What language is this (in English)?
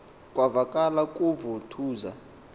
Xhosa